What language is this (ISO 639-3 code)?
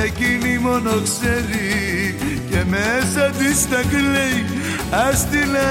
ell